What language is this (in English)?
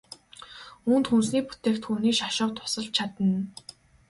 Mongolian